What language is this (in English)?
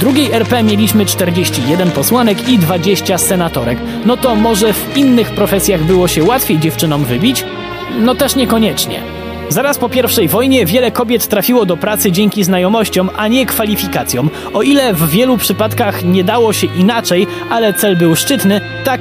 Polish